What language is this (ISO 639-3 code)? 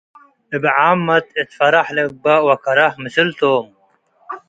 tig